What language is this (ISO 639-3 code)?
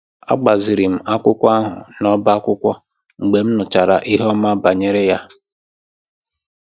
ibo